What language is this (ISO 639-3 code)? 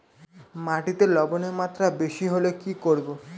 ben